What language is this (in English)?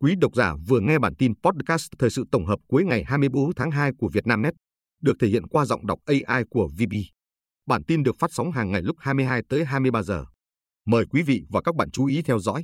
Vietnamese